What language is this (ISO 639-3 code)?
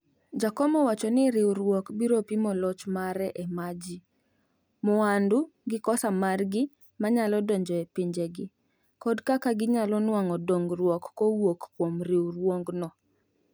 luo